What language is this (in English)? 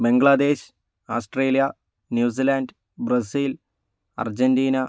Malayalam